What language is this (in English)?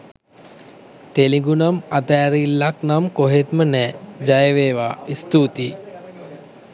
Sinhala